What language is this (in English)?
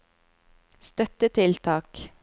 Norwegian